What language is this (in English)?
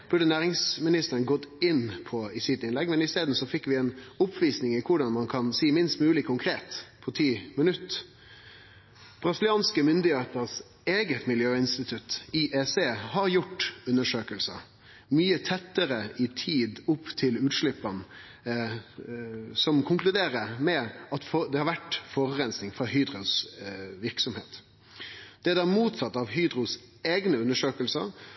Norwegian Nynorsk